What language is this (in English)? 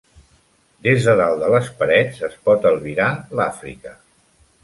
Catalan